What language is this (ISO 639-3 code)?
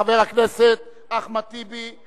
heb